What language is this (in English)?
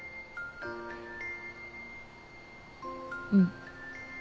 Japanese